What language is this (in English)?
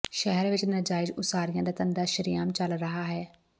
Punjabi